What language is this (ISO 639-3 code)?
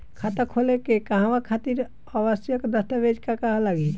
bho